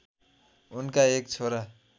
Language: Nepali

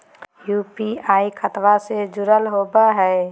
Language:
Magahi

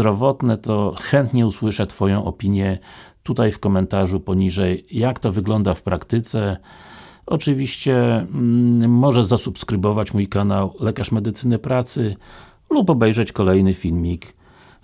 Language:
Polish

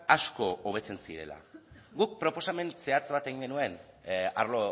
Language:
Basque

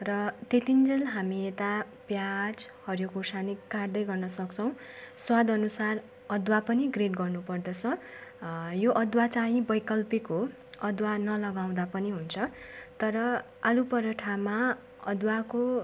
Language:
Nepali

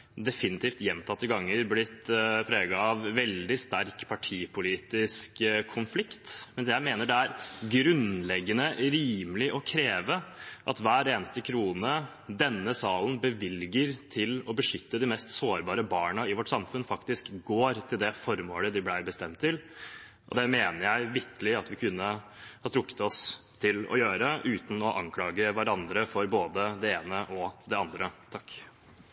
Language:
Norwegian Bokmål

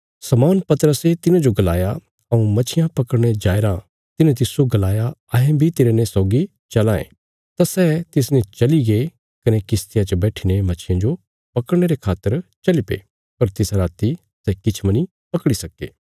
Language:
Bilaspuri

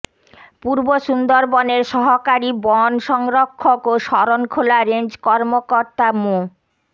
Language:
Bangla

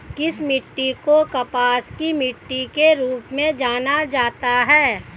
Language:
Hindi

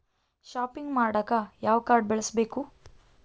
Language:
Kannada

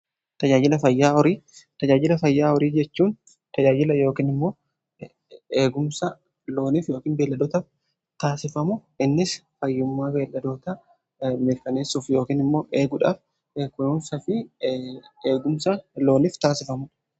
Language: Oromo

